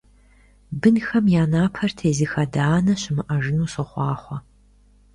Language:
Kabardian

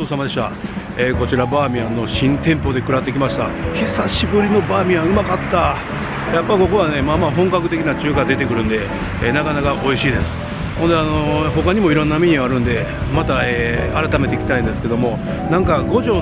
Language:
Japanese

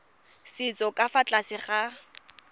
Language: Tswana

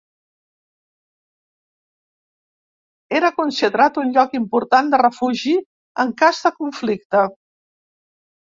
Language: Catalan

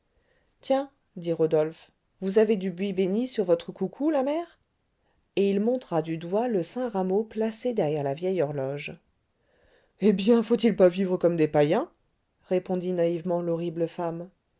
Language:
French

